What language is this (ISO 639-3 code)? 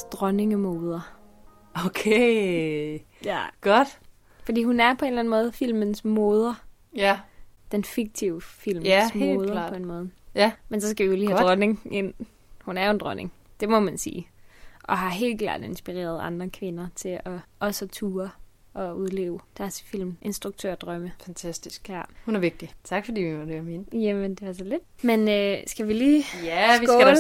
dan